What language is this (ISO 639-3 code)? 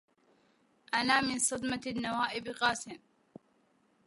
ara